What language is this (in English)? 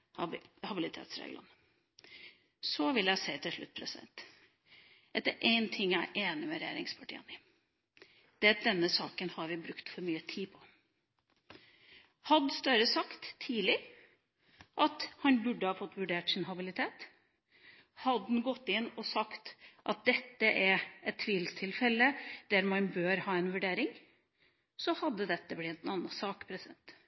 Norwegian Bokmål